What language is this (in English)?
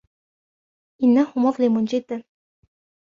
Arabic